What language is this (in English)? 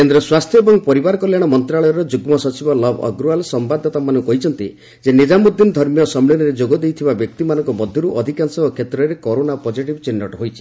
Odia